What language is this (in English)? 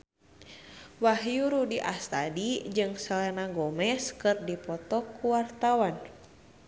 Sundanese